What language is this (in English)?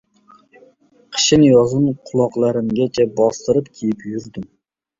Uzbek